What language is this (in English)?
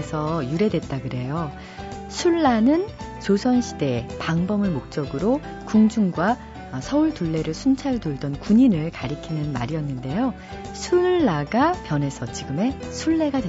Korean